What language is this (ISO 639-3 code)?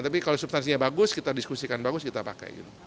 ind